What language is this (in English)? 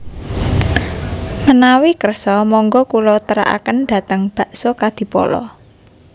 Javanese